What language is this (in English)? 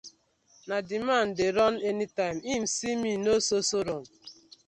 Nigerian Pidgin